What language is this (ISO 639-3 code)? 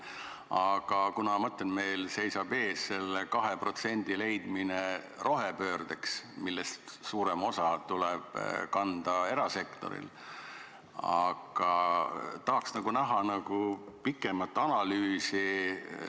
est